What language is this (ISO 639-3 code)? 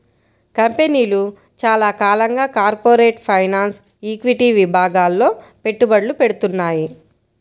tel